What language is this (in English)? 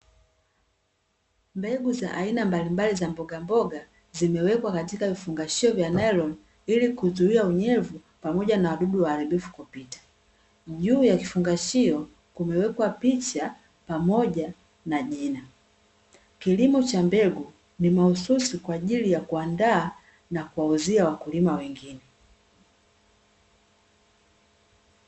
Swahili